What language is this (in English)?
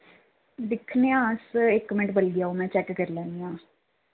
Dogri